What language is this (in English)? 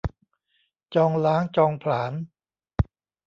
Thai